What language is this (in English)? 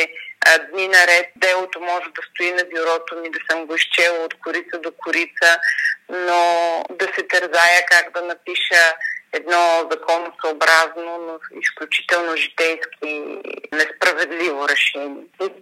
Bulgarian